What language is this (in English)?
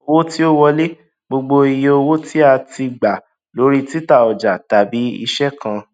Yoruba